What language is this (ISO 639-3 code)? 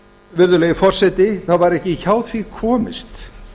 isl